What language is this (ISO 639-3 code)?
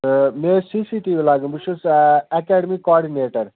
kas